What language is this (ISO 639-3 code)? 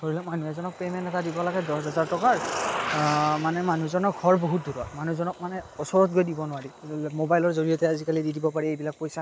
asm